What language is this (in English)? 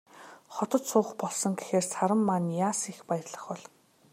Mongolian